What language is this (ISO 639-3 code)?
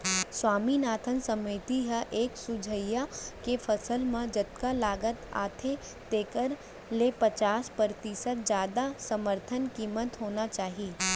hne